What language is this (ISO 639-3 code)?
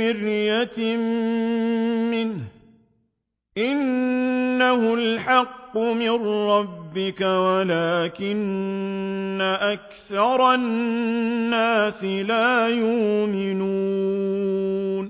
ara